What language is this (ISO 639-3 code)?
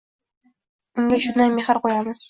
uzb